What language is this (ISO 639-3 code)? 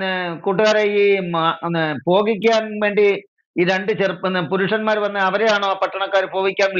ara